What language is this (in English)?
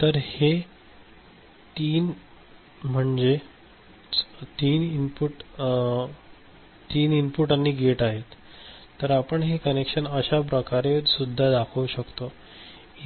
Marathi